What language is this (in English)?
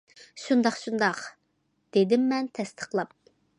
Uyghur